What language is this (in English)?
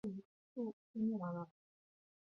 Chinese